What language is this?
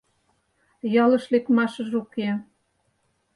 Mari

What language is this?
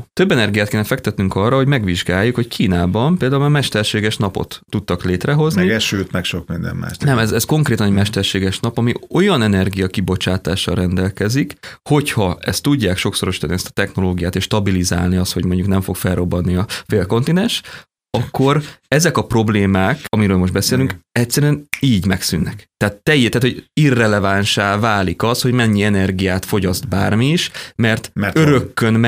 Hungarian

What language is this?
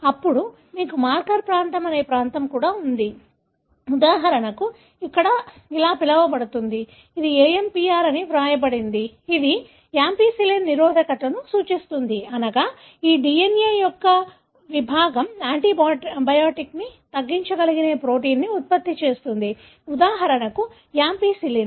Telugu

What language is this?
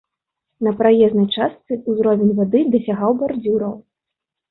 Belarusian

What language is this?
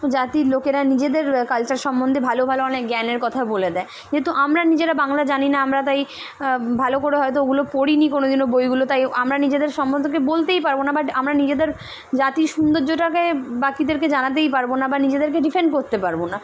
Bangla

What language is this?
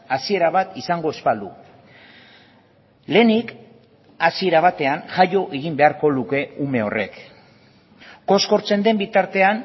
Basque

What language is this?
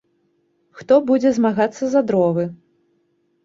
Belarusian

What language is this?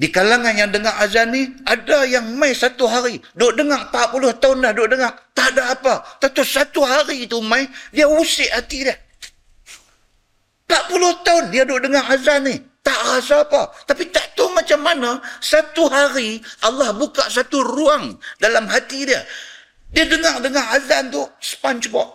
Malay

